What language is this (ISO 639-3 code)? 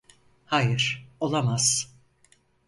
tur